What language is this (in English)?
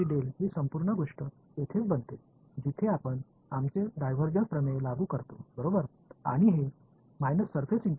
Marathi